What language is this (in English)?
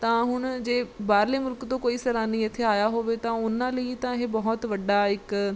Punjabi